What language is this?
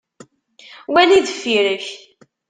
Kabyle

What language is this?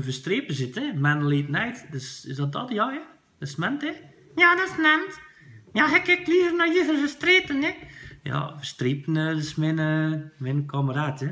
Dutch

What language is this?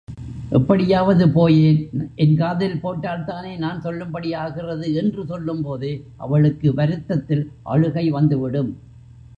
Tamil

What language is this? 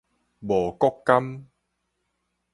Min Nan Chinese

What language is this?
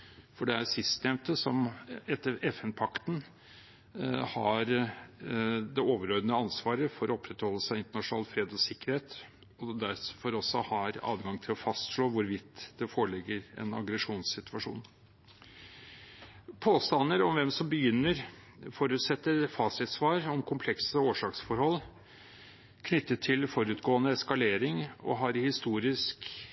Norwegian Bokmål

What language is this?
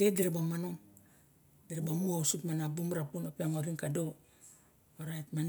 Barok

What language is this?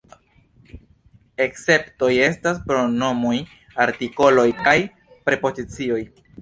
Esperanto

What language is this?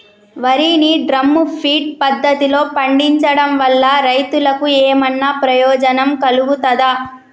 Telugu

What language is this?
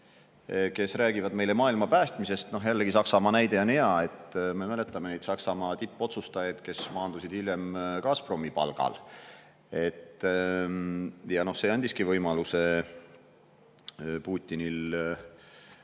Estonian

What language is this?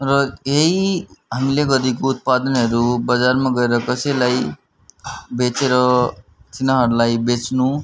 Nepali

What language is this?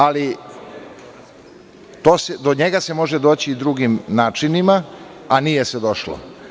Serbian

